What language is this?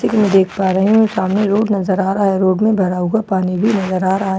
Hindi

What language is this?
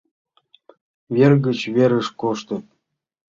Mari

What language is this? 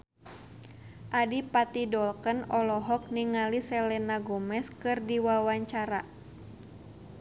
Sundanese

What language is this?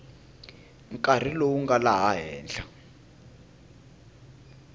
Tsonga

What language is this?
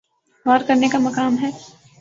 Urdu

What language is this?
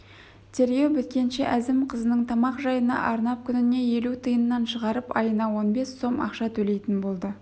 Kazakh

